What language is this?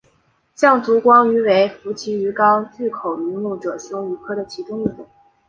Chinese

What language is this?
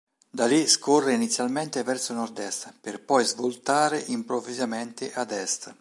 Italian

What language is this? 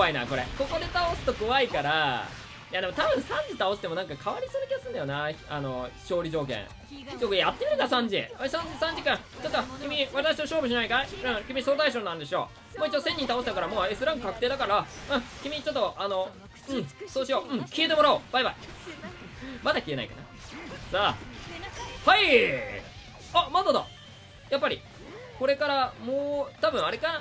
Japanese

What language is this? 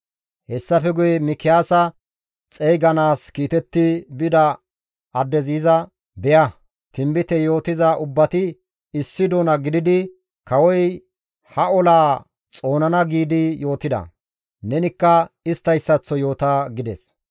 Gamo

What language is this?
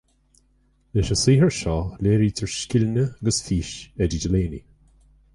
Irish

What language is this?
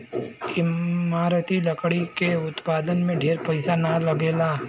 Bhojpuri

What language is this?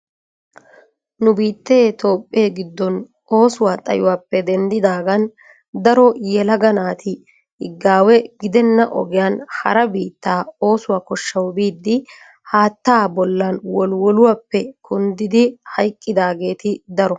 Wolaytta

